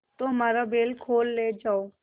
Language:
Hindi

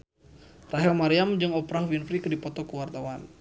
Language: Sundanese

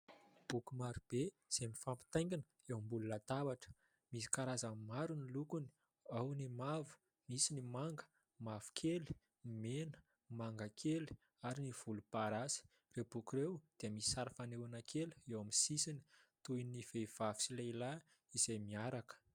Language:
Malagasy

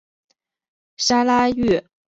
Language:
Chinese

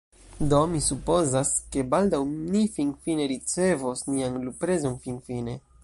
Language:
Esperanto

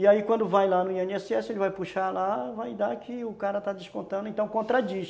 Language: Portuguese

